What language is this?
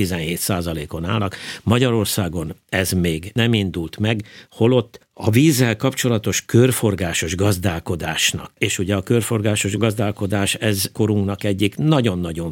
Hungarian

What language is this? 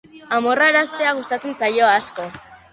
Basque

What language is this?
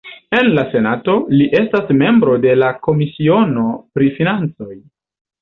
Esperanto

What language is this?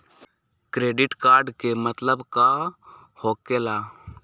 Magahi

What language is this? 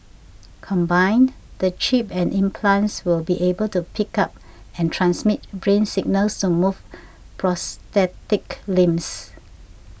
English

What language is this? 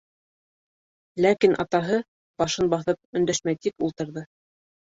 Bashkir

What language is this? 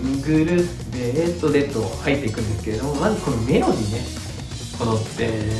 Japanese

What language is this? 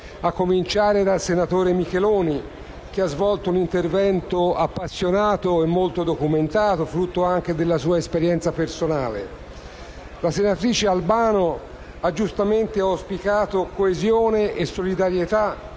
Italian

